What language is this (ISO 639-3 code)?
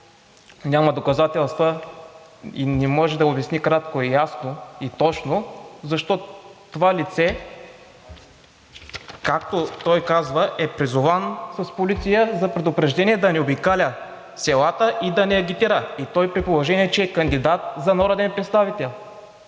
bul